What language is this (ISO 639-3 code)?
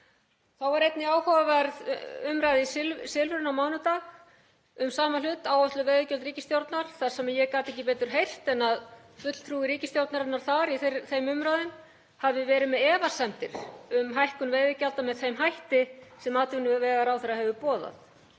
isl